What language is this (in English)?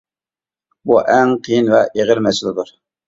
Uyghur